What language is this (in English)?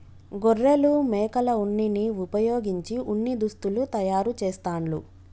Telugu